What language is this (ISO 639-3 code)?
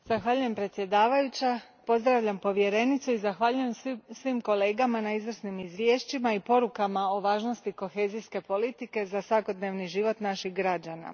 hrv